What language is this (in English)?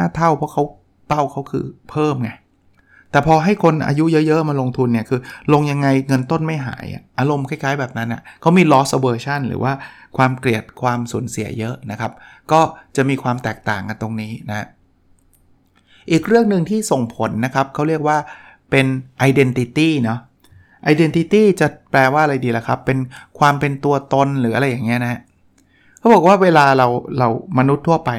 Thai